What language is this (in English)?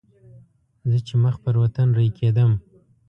Pashto